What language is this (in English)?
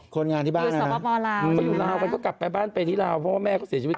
Thai